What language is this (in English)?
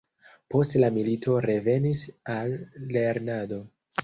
Esperanto